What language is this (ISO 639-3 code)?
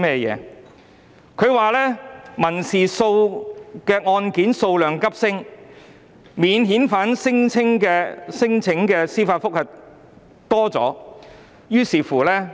yue